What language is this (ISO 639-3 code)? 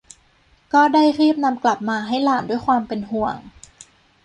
tha